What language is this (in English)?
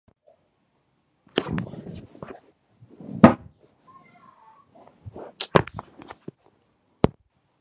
Swahili